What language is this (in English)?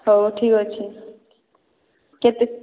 Odia